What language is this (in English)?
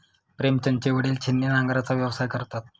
Marathi